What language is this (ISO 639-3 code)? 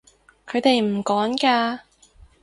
yue